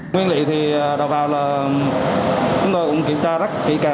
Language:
Vietnamese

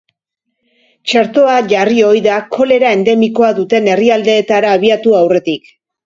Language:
Basque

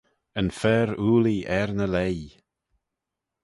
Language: Manx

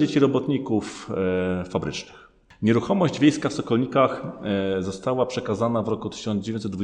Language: Polish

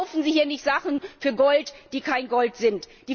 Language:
German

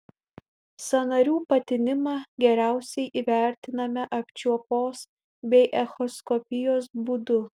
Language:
Lithuanian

